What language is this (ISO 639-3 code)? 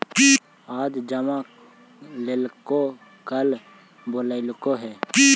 mag